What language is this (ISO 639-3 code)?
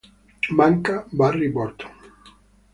ita